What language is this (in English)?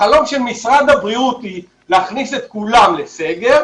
Hebrew